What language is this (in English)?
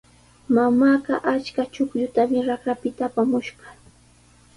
Sihuas Ancash Quechua